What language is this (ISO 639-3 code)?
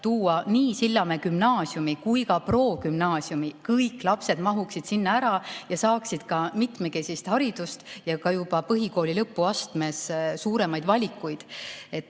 est